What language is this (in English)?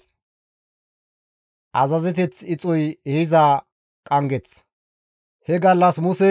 Gamo